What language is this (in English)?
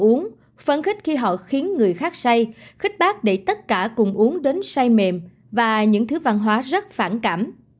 Vietnamese